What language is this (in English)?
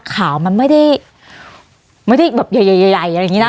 Thai